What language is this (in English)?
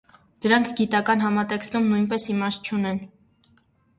Armenian